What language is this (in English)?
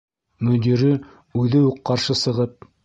Bashkir